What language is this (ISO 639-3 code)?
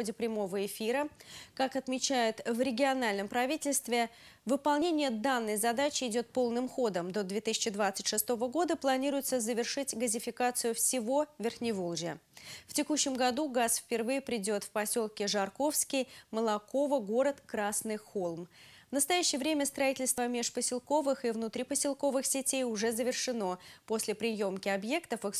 rus